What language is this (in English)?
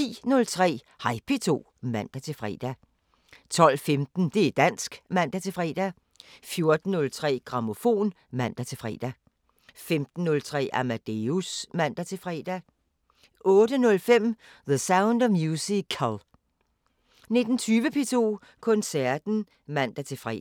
Danish